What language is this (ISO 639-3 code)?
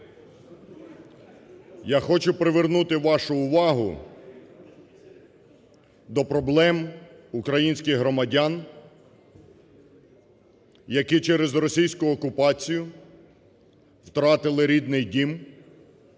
ukr